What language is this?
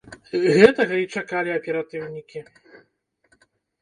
Belarusian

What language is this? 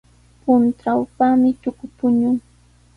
Sihuas Ancash Quechua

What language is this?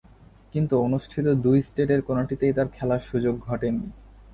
Bangla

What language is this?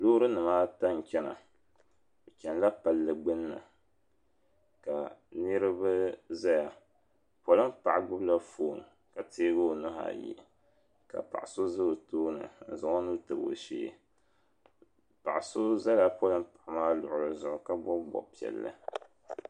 Dagbani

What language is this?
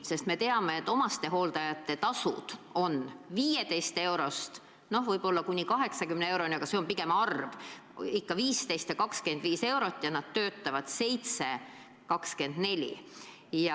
Estonian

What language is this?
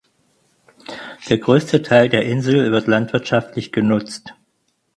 German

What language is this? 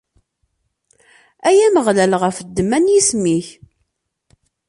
Kabyle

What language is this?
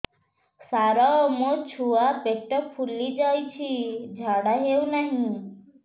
Odia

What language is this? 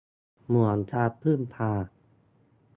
Thai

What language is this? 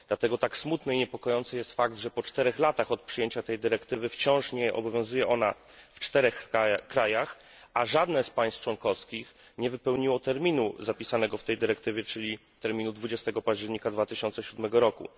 Polish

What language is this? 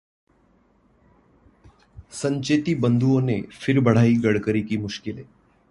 Hindi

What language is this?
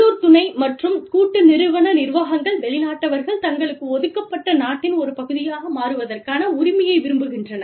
Tamil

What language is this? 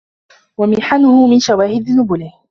Arabic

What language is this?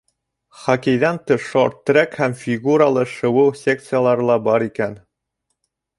Bashkir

